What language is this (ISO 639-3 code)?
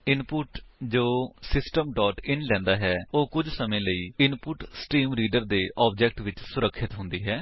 pan